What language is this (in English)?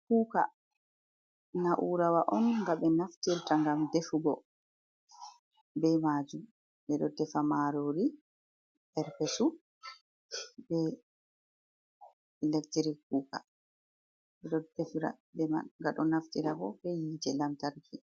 Fula